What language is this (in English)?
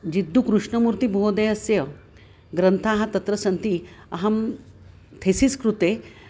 Sanskrit